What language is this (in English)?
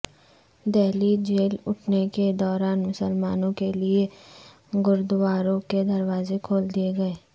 Urdu